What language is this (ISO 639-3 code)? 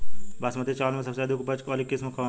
bho